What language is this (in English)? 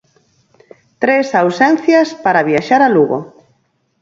Galician